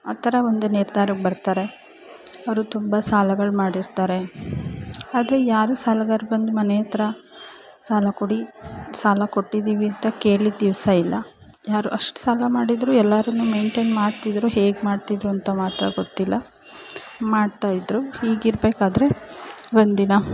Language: Kannada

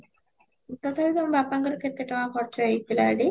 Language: Odia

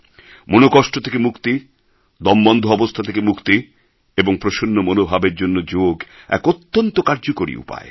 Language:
Bangla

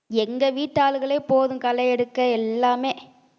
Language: Tamil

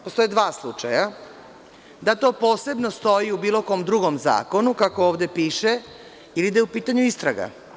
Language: Serbian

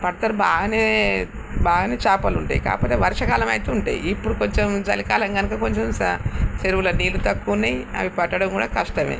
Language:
Telugu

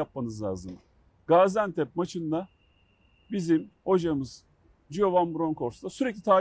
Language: Turkish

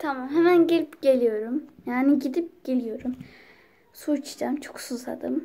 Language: Turkish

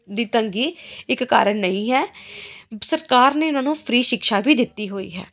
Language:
Punjabi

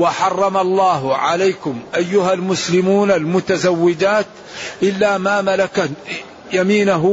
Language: Arabic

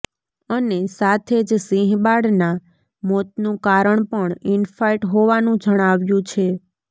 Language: Gujarati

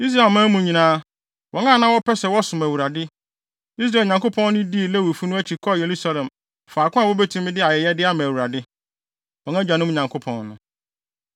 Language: Akan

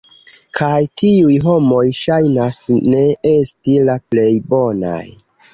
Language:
Esperanto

